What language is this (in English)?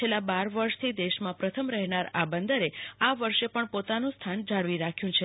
Gujarati